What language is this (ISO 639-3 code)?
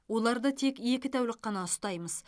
kaz